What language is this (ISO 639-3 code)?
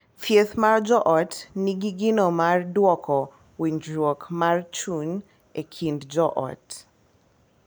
luo